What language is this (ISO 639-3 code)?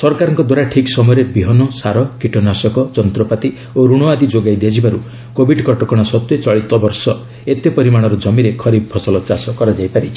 ori